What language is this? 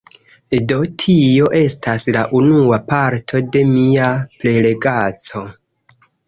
Esperanto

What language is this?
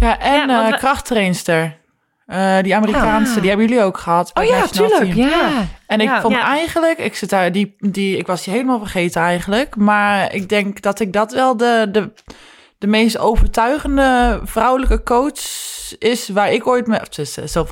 Dutch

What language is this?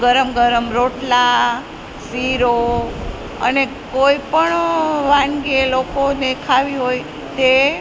Gujarati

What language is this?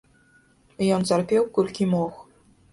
Belarusian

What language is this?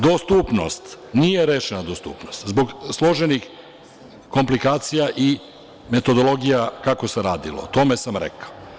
Serbian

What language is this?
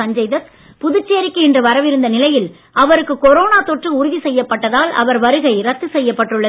Tamil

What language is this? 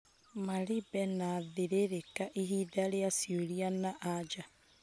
Kikuyu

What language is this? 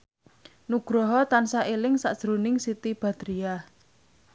Javanese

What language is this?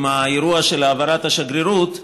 Hebrew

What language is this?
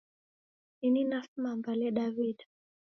Taita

